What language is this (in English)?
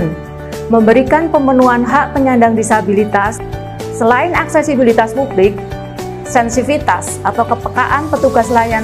Indonesian